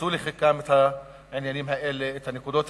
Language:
Hebrew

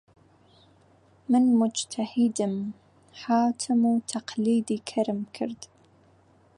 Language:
Central Kurdish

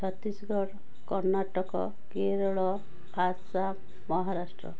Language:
Odia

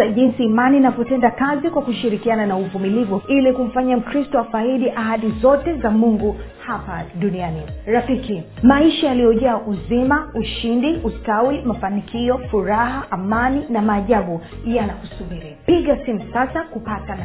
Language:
Swahili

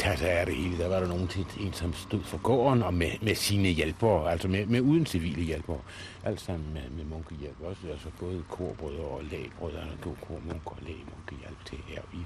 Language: Danish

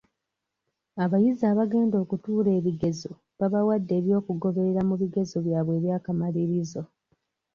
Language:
Ganda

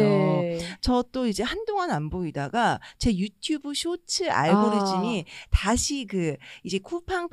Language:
Korean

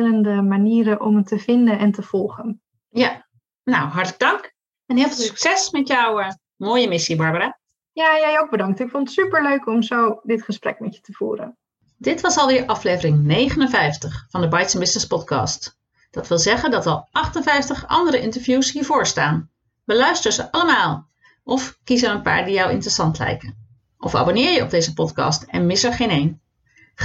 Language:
Dutch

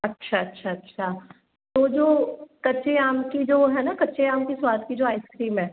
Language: Hindi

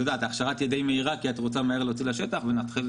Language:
Hebrew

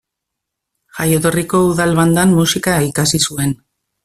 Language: Basque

